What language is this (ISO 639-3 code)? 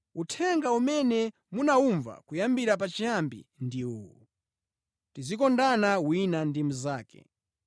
nya